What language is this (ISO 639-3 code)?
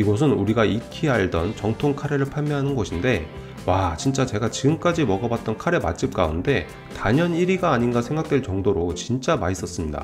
kor